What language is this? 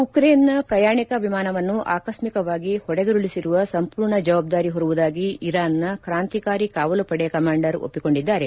Kannada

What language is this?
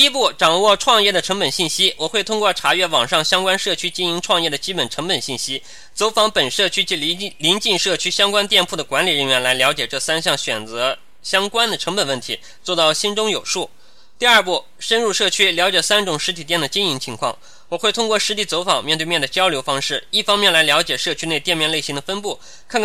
Chinese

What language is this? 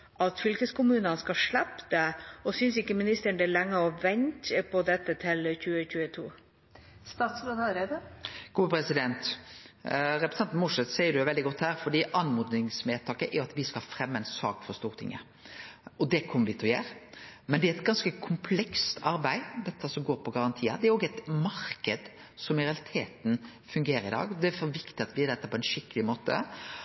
Norwegian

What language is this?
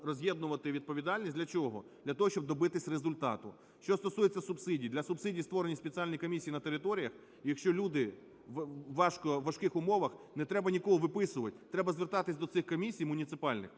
Ukrainian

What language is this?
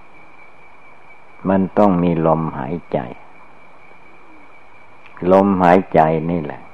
Thai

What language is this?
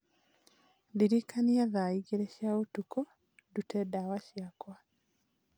Kikuyu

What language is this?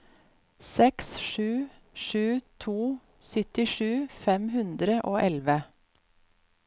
Norwegian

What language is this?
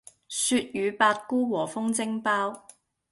Cantonese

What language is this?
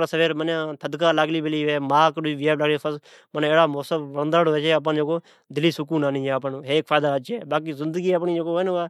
Od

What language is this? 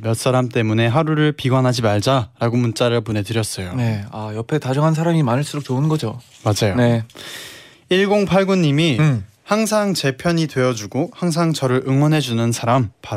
Korean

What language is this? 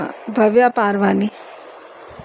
Sindhi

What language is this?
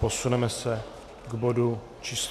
Czech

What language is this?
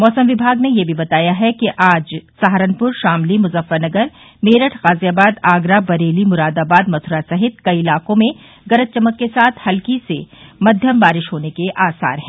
Hindi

